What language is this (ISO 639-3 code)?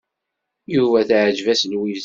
kab